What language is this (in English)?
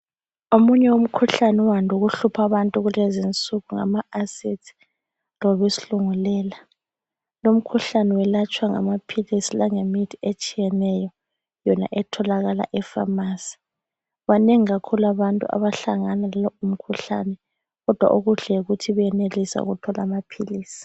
North Ndebele